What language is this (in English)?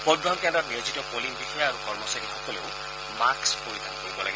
Assamese